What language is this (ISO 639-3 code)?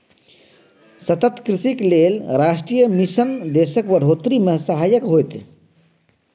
mai